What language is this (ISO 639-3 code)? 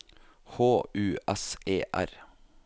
nor